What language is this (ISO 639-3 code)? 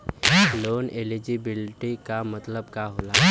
bho